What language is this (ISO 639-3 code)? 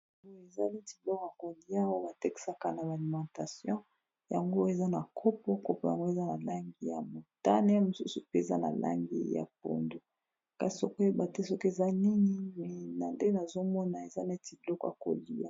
lin